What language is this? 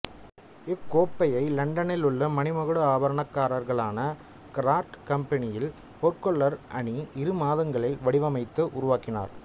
Tamil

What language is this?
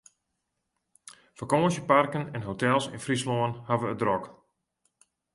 Western Frisian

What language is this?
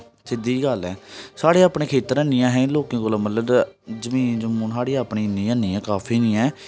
Dogri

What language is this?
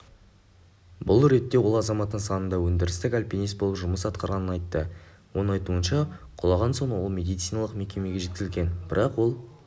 Kazakh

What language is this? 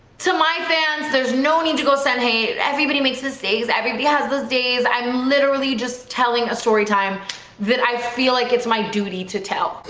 English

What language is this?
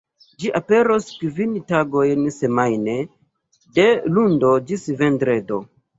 Esperanto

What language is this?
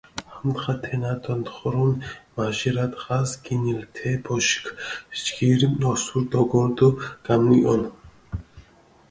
Mingrelian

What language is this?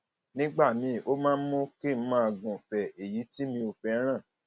Yoruba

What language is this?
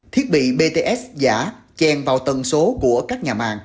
Vietnamese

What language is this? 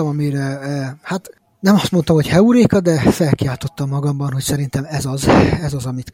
Hungarian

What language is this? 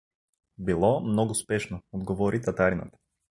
Bulgarian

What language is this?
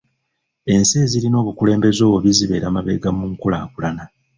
Ganda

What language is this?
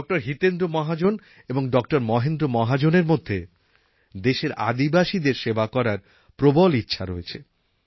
Bangla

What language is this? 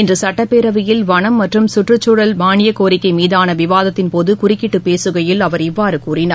Tamil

